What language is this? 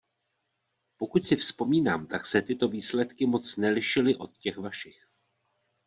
Czech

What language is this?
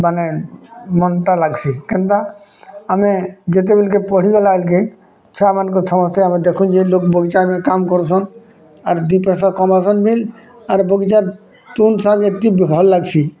Odia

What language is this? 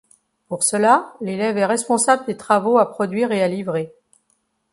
French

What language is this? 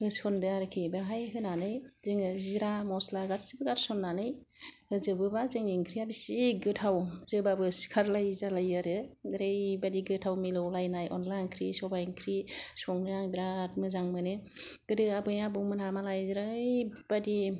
Bodo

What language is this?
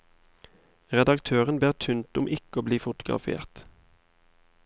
Norwegian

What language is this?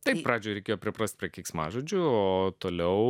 Lithuanian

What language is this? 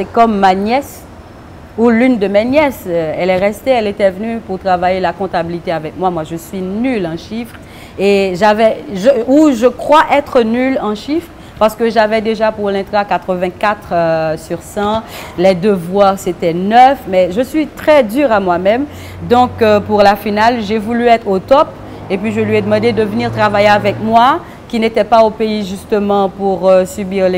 French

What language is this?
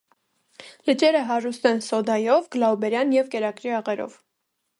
Armenian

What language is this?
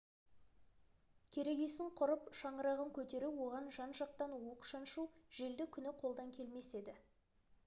Kazakh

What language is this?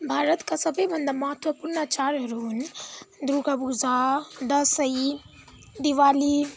Nepali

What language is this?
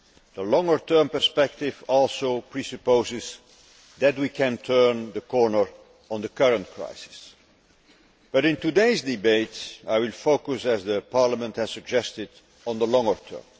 English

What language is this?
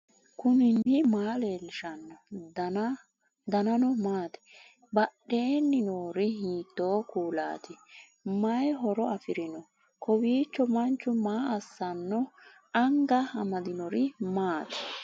Sidamo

